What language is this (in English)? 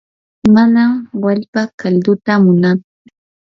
Yanahuanca Pasco Quechua